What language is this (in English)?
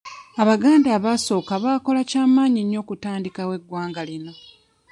Ganda